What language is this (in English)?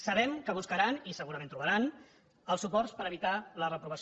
Catalan